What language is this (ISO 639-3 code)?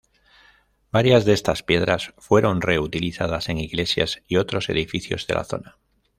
spa